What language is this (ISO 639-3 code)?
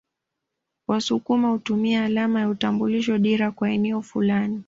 swa